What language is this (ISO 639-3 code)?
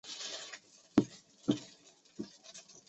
zho